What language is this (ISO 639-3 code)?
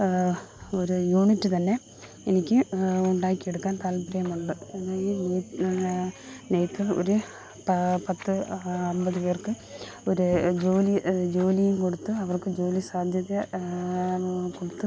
mal